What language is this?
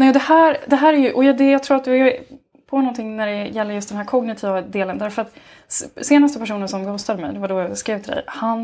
Swedish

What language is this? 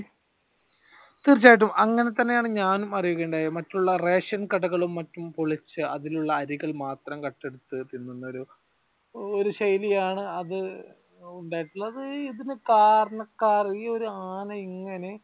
Malayalam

